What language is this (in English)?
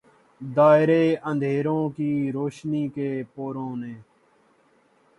Urdu